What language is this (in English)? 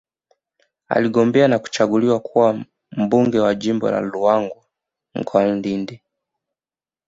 Swahili